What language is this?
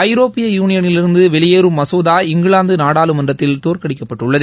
Tamil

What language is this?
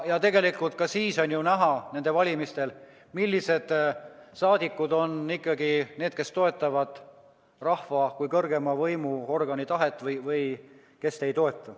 Estonian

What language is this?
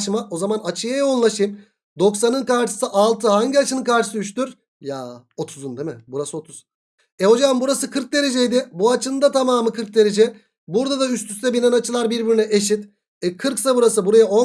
Turkish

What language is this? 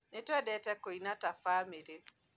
Kikuyu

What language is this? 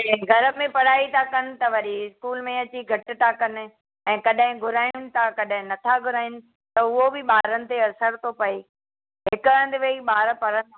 Sindhi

